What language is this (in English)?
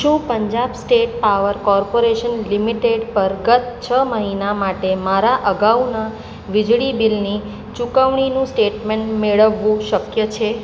Gujarati